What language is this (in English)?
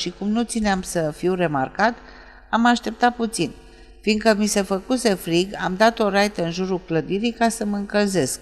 Romanian